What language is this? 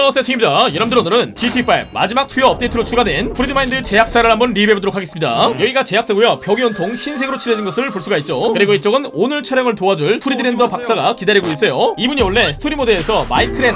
Korean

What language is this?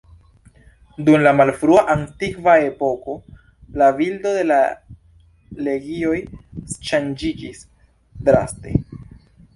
Esperanto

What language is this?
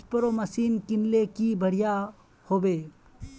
Magahi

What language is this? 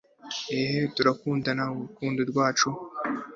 Kinyarwanda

